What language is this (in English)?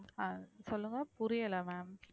Tamil